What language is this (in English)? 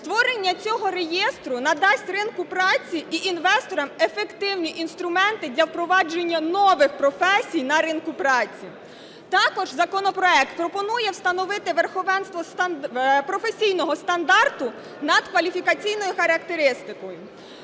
Ukrainian